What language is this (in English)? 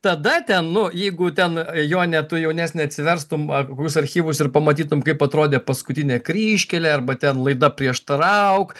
Lithuanian